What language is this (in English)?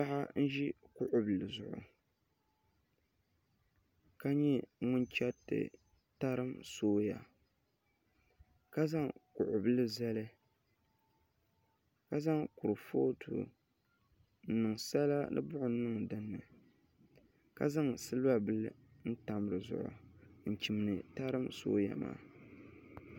Dagbani